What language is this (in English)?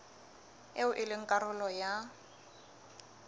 Southern Sotho